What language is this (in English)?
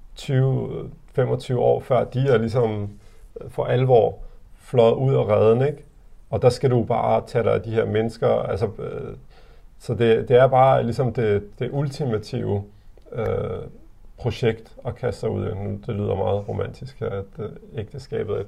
Danish